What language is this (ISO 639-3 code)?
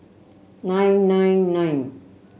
eng